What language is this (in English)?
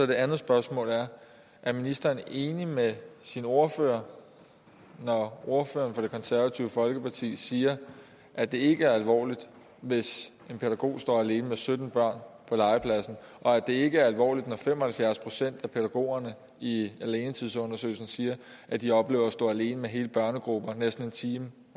Danish